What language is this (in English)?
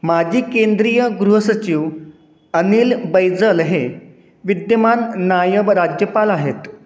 Marathi